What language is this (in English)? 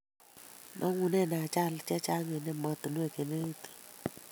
Kalenjin